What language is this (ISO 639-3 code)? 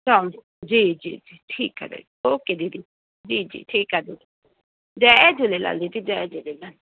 snd